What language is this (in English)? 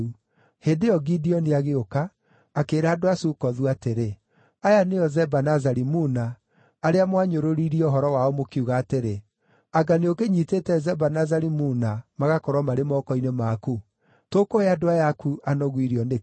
Kikuyu